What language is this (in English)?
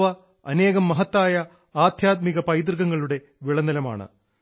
Malayalam